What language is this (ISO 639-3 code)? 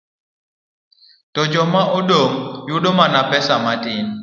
luo